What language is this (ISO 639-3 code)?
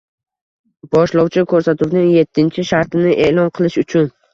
uzb